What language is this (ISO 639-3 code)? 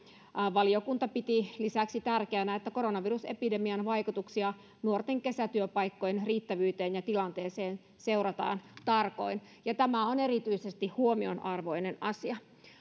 fin